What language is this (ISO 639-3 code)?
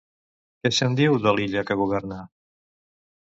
cat